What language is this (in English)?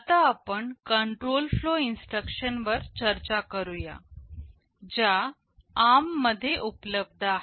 Marathi